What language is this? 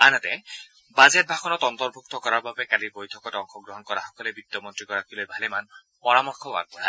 Assamese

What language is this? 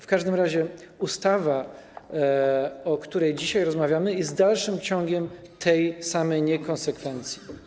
Polish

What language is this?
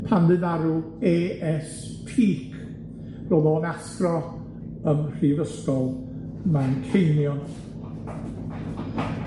Welsh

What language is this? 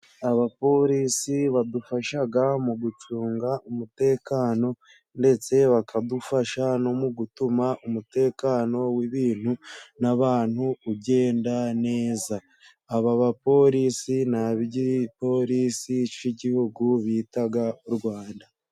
Kinyarwanda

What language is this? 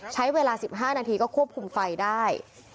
Thai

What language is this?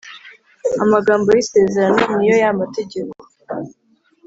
Kinyarwanda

